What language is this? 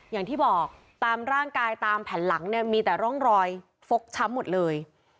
Thai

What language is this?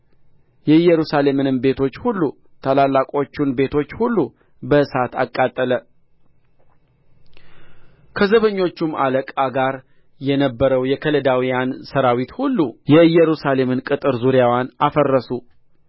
Amharic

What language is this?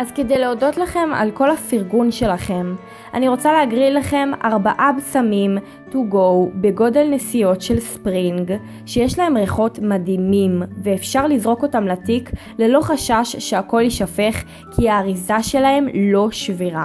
Hebrew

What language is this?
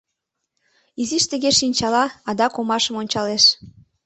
Mari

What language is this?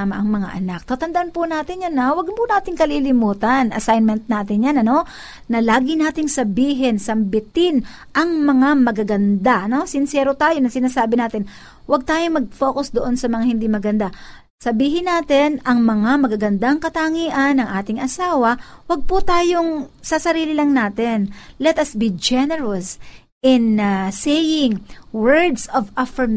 Filipino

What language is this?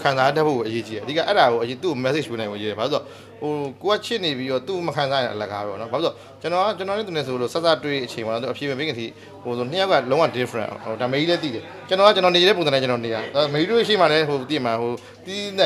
Thai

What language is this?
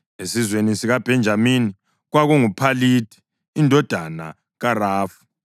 North Ndebele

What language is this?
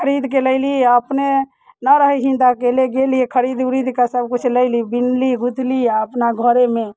Maithili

